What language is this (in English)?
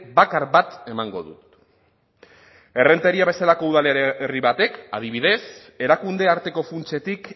Basque